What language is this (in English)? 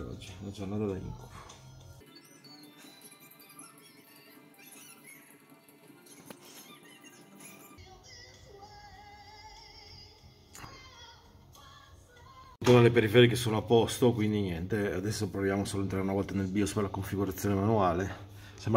Italian